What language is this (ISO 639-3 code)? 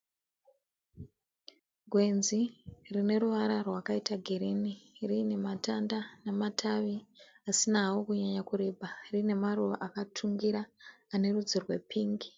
sna